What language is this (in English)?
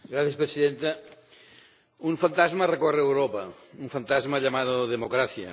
Spanish